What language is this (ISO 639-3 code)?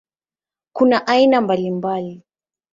swa